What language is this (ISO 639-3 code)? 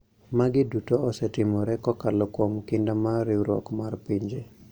luo